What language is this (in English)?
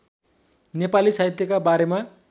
Nepali